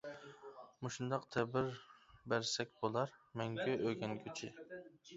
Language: Uyghur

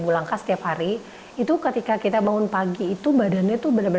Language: Indonesian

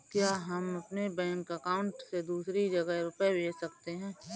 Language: Hindi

